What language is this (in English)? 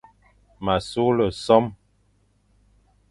Fang